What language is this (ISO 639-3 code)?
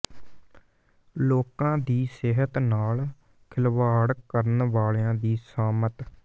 pan